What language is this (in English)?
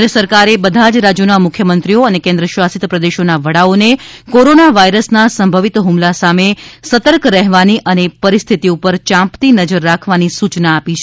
Gujarati